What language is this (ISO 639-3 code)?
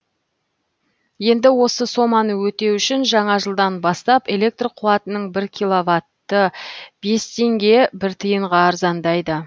kaz